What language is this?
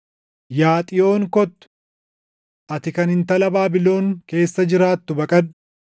Oromo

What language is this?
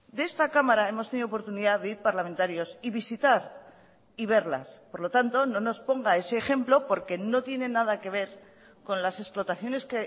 Spanish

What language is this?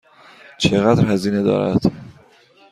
Persian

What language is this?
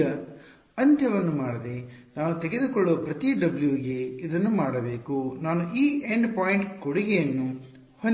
Kannada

